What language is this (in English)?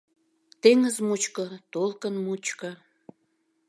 Mari